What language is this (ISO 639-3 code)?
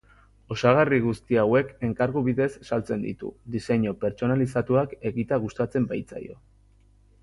eus